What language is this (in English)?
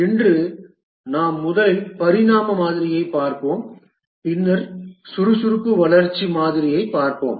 Tamil